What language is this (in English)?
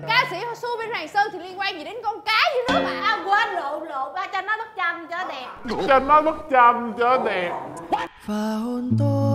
Vietnamese